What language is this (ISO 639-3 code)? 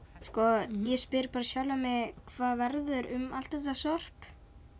isl